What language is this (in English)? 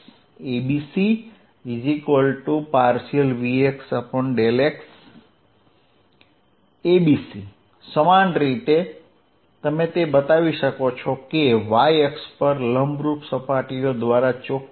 Gujarati